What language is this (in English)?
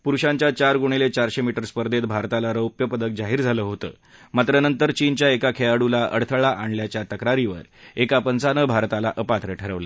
Marathi